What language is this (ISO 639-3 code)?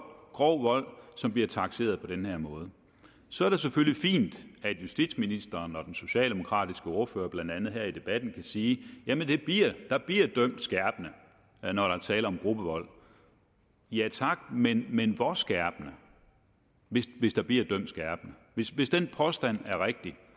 dan